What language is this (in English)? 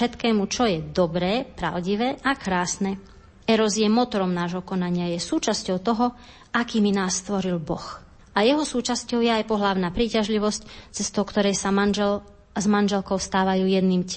Slovak